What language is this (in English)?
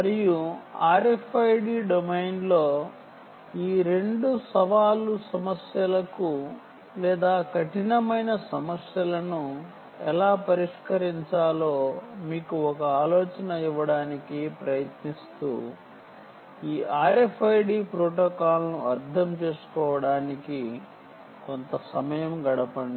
Telugu